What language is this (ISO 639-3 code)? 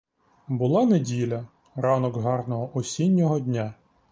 ukr